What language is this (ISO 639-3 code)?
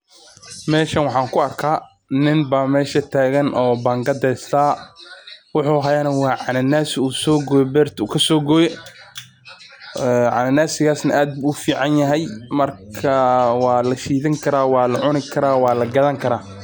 som